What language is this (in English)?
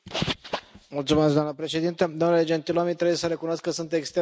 Romanian